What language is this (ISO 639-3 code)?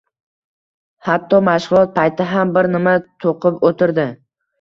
uzb